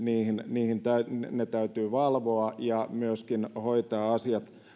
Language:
Finnish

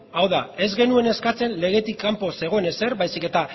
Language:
Basque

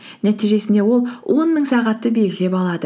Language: Kazakh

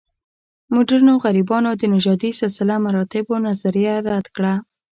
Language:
Pashto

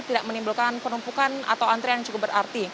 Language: Indonesian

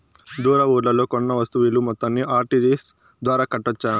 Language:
Telugu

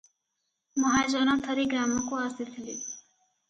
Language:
Odia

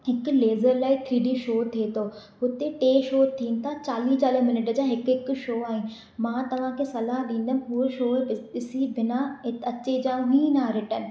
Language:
Sindhi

